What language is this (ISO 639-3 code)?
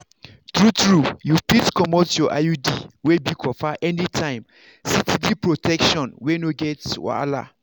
pcm